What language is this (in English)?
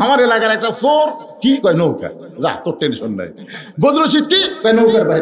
Bangla